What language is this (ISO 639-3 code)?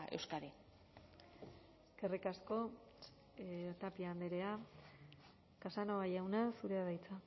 eus